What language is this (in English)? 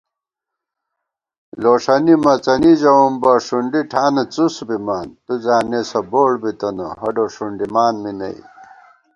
Gawar-Bati